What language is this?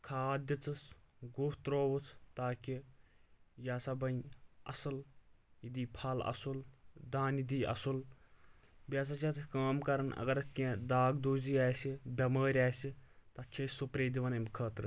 Kashmiri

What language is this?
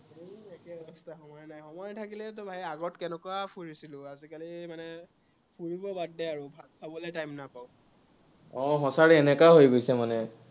Assamese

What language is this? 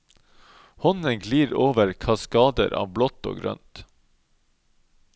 Norwegian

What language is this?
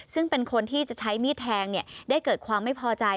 Thai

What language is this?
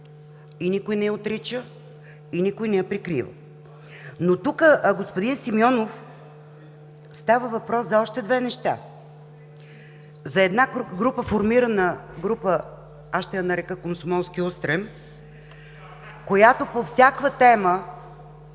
Bulgarian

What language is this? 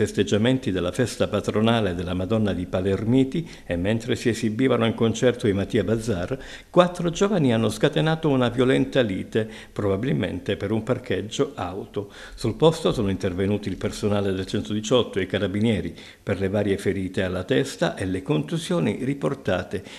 Italian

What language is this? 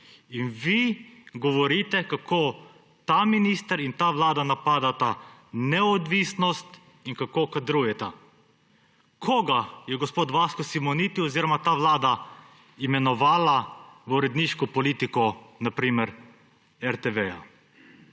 Slovenian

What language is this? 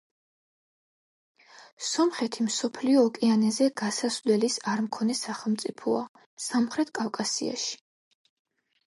Georgian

